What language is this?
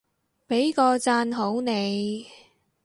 Cantonese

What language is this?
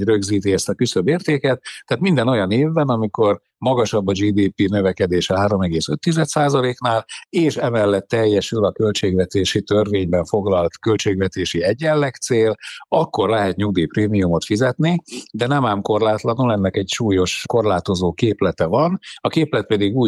Hungarian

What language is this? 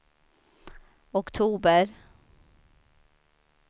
Swedish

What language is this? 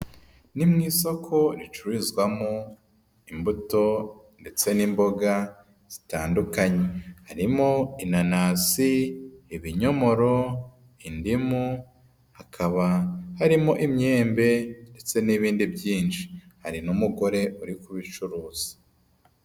Kinyarwanda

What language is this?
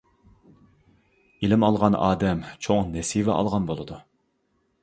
Uyghur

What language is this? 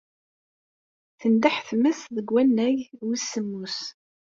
Kabyle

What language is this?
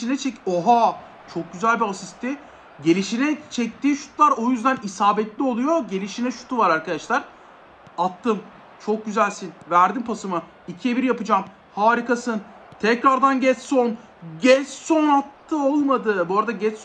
Turkish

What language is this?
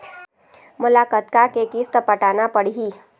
Chhattisgarhi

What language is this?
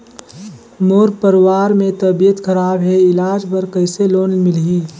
Chhattisgarhi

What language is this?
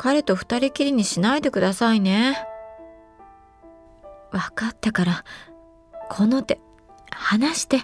Japanese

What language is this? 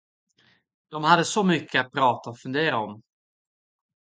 Swedish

